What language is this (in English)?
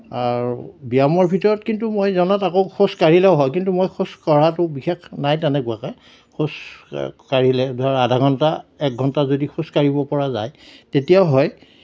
Assamese